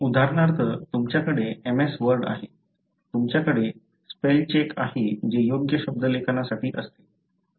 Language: Marathi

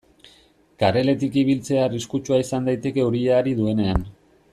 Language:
Basque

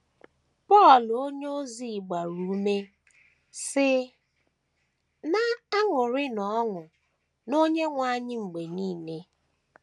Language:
Igbo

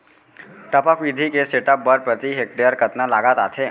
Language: Chhattisgarhi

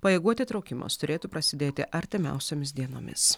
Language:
Lithuanian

